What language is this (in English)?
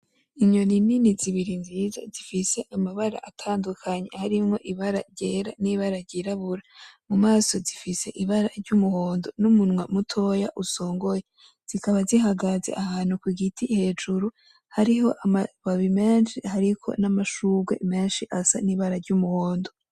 Rundi